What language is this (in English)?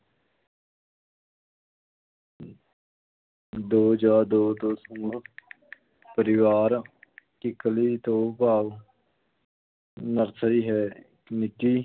Punjabi